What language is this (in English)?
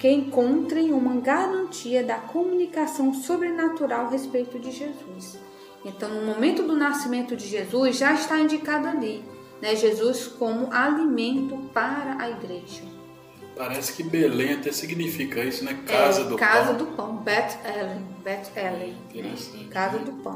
Portuguese